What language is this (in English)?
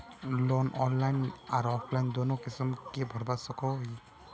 Magahi